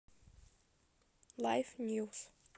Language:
Russian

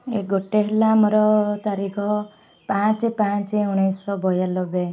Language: Odia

